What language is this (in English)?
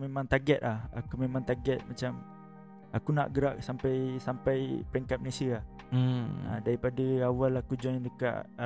Malay